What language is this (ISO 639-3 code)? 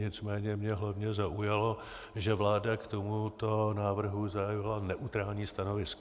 ces